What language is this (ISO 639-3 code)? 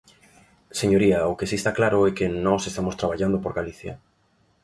glg